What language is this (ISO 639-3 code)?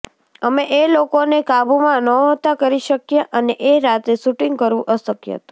guj